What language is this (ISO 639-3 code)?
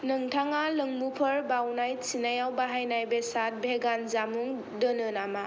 brx